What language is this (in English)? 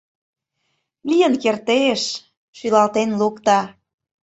Mari